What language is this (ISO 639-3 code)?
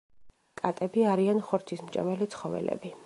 kat